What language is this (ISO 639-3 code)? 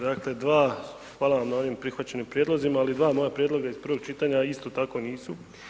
hrv